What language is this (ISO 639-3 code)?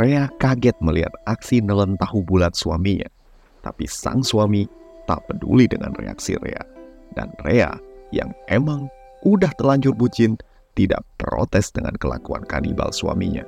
ind